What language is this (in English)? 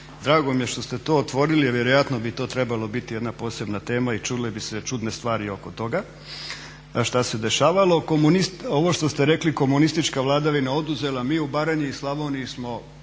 Croatian